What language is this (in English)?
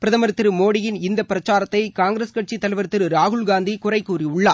Tamil